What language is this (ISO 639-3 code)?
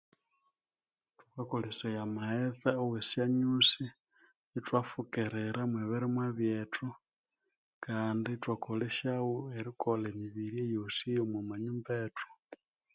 koo